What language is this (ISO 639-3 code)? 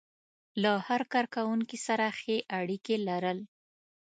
pus